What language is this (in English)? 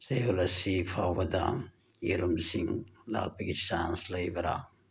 Manipuri